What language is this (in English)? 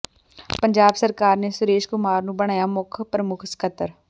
Punjabi